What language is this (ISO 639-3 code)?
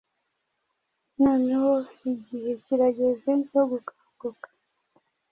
kin